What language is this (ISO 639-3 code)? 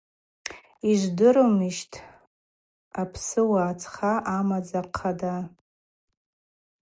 abq